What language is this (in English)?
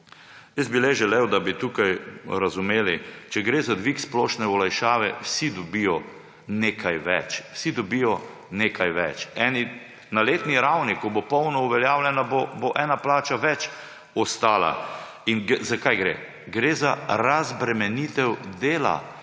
Slovenian